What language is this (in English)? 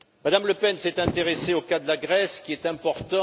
French